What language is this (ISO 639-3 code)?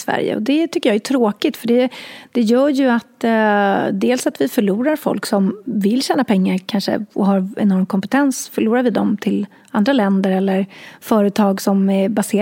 swe